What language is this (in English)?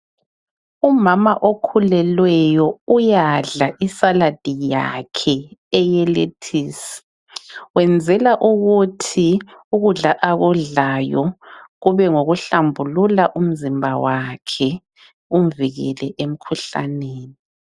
North Ndebele